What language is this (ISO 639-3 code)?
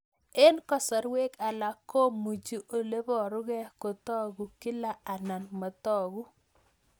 kln